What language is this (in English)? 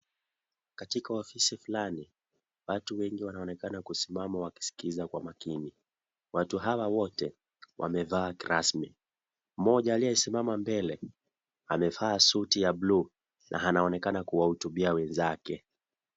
Swahili